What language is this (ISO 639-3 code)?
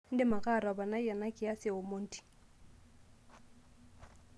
mas